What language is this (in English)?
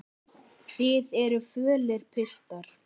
Icelandic